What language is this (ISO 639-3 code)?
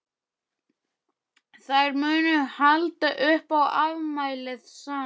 isl